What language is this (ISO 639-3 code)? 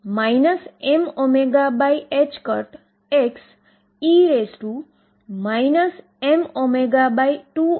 guj